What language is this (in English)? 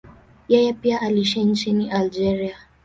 Swahili